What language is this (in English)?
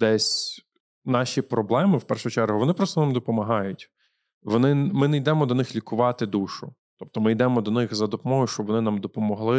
Ukrainian